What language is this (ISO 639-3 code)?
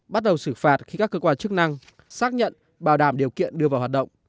vie